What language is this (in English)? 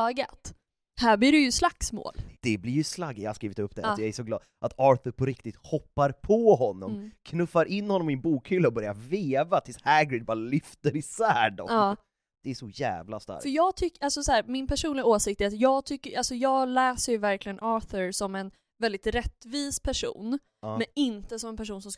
Swedish